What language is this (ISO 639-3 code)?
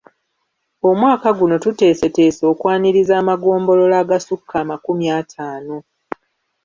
lug